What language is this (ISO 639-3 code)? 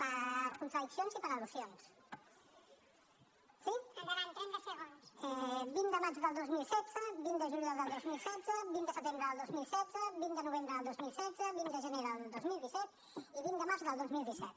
cat